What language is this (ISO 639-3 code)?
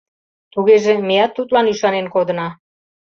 chm